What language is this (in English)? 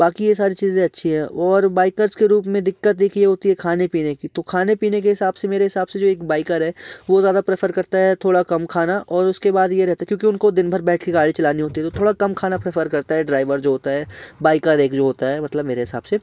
Hindi